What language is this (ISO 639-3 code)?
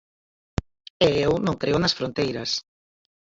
glg